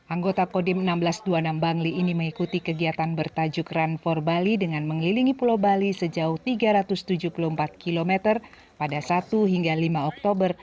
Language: Indonesian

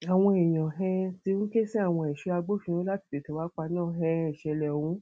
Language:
Yoruba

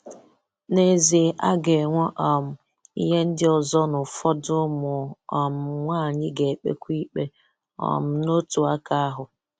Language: Igbo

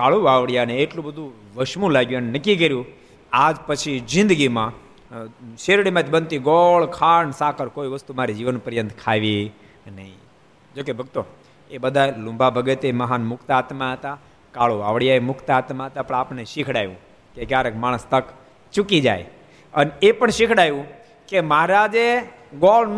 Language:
Gujarati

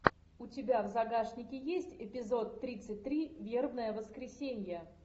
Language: Russian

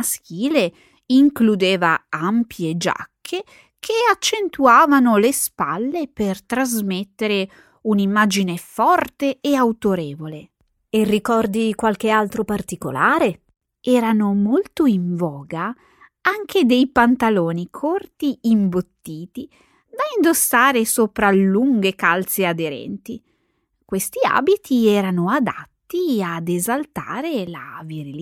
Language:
Italian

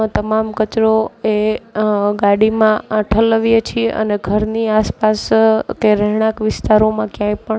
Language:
Gujarati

